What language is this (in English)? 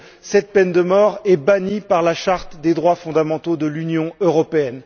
French